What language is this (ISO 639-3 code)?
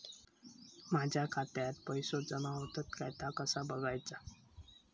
mar